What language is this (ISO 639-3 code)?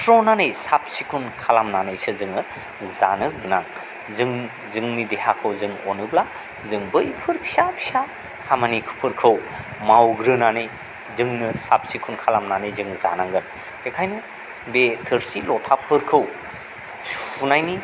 brx